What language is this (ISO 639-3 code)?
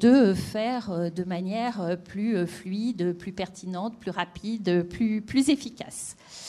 fra